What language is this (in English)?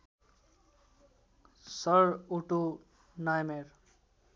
Nepali